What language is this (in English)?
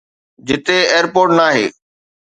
Sindhi